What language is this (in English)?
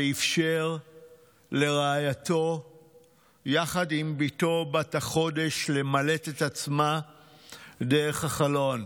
Hebrew